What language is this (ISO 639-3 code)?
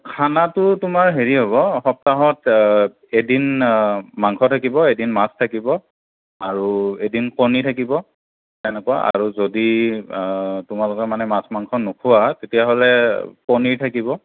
asm